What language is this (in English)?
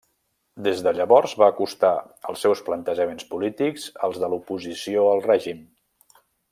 Catalan